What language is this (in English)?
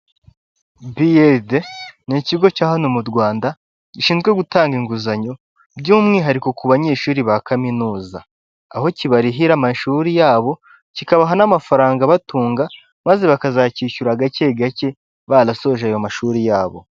Kinyarwanda